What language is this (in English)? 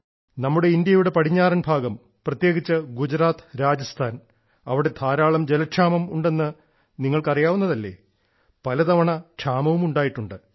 Malayalam